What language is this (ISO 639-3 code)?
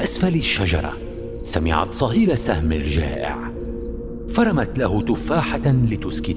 ara